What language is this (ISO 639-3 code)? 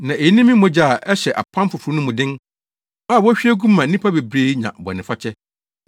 aka